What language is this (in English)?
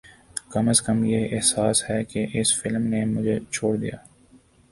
Urdu